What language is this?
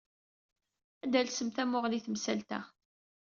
Kabyle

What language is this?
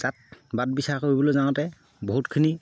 Assamese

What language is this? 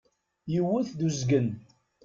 Kabyle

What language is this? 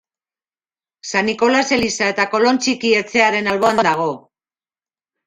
Basque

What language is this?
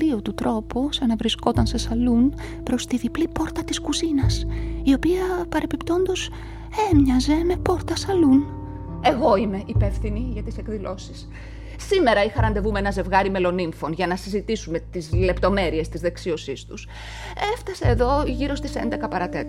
Greek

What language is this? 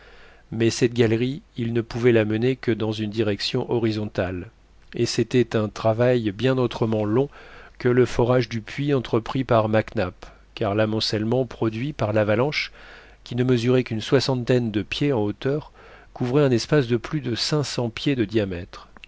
French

